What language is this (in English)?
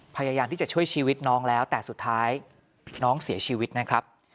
Thai